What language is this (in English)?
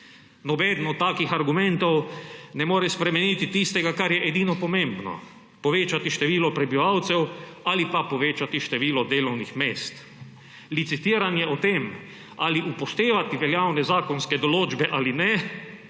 Slovenian